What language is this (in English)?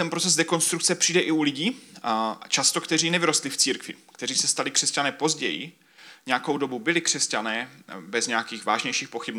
Czech